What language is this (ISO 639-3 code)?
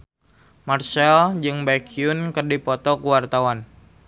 sun